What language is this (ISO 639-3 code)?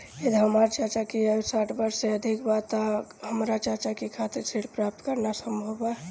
bho